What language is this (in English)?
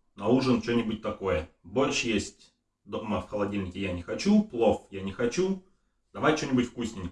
Russian